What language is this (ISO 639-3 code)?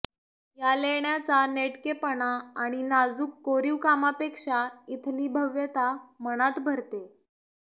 mar